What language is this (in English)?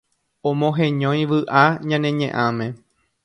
Guarani